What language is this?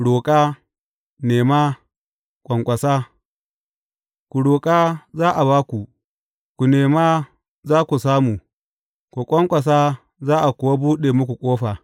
Hausa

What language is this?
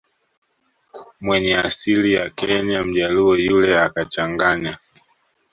Swahili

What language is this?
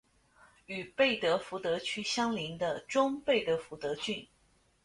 Chinese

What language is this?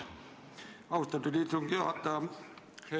Estonian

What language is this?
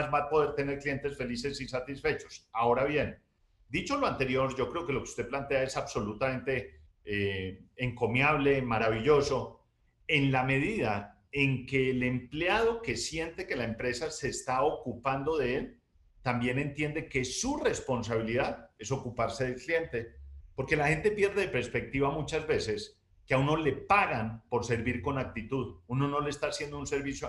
Spanish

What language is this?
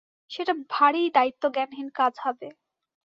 Bangla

